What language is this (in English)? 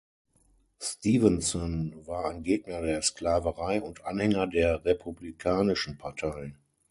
German